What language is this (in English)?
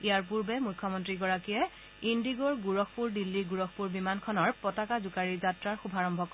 Assamese